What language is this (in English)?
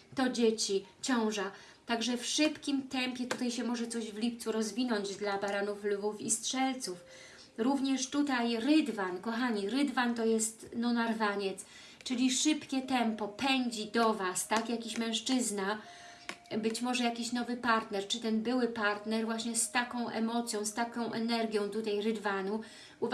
Polish